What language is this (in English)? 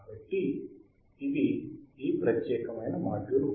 Telugu